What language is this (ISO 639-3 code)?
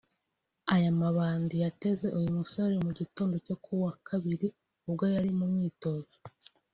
kin